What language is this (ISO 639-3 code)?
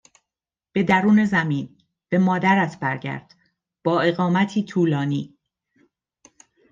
fas